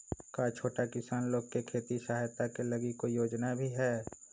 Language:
Magahi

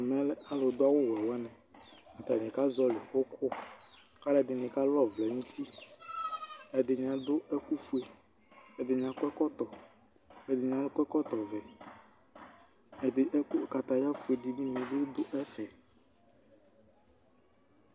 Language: Ikposo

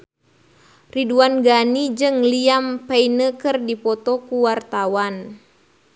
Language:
Sundanese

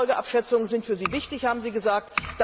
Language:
German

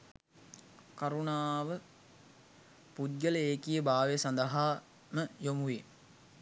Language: Sinhala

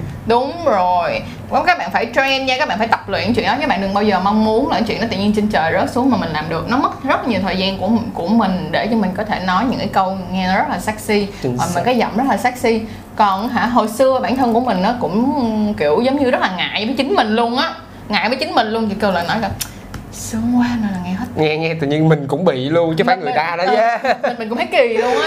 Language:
Vietnamese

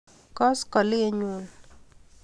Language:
Kalenjin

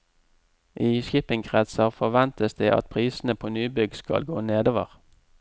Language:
Norwegian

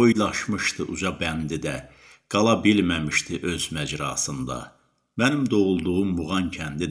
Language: Turkish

